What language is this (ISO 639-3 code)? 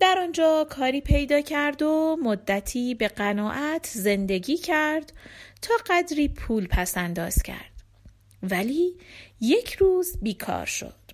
fas